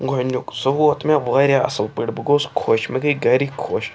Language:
Kashmiri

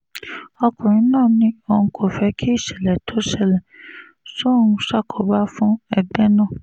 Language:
Yoruba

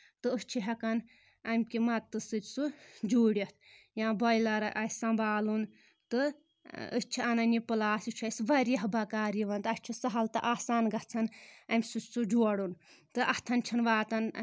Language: Kashmiri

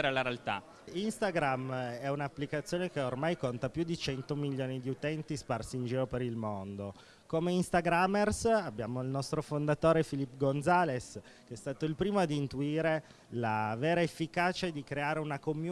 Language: Italian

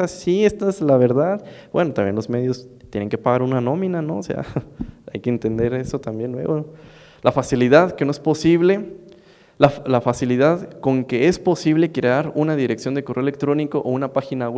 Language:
Spanish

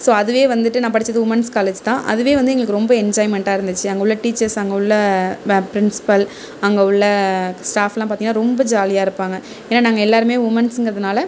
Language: Tamil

